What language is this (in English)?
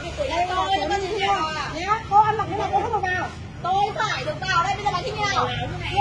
Vietnamese